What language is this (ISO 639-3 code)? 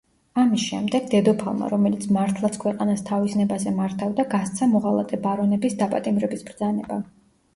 kat